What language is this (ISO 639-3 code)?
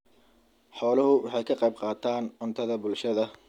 som